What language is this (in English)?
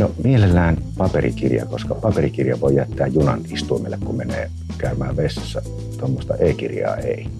Finnish